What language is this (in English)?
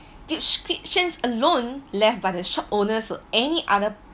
English